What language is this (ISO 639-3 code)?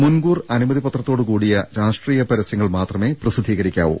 mal